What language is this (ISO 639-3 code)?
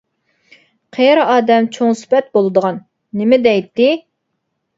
uig